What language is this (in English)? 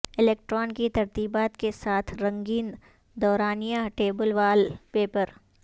Urdu